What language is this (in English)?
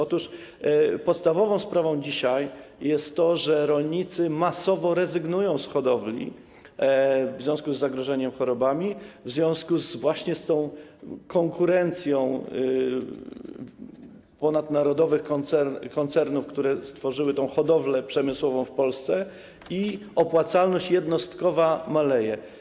Polish